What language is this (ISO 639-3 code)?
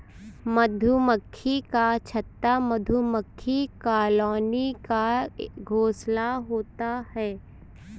hin